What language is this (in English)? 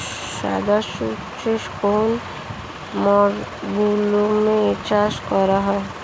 Bangla